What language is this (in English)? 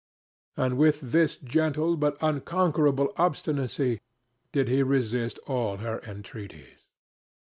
English